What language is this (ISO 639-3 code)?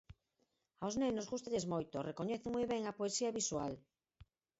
glg